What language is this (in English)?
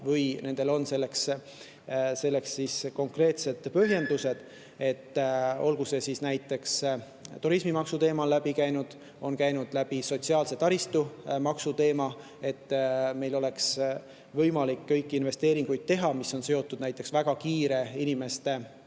Estonian